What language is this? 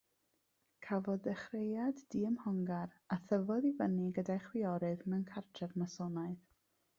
Welsh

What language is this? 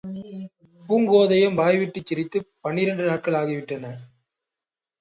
Tamil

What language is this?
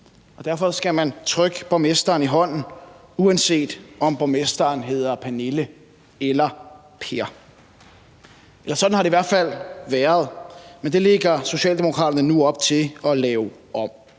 Danish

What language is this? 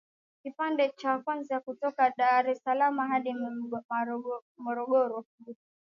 Swahili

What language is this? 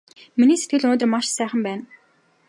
Mongolian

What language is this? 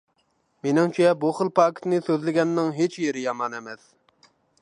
Uyghur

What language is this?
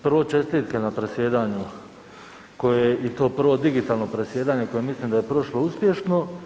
Croatian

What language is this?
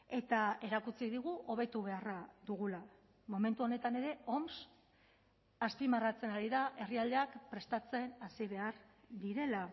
Basque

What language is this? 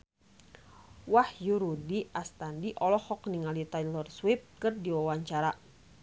Sundanese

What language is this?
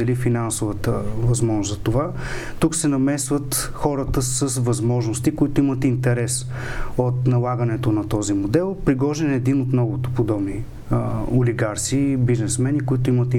Bulgarian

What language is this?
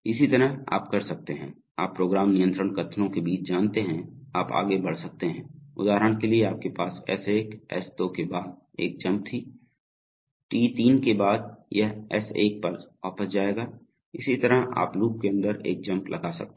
Hindi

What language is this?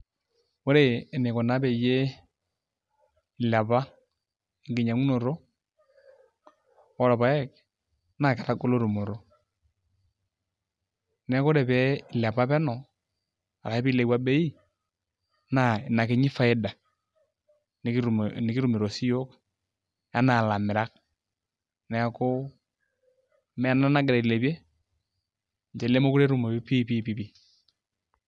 Masai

